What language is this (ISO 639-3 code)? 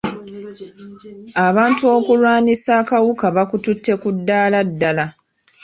lug